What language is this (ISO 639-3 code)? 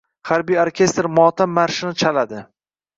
uzb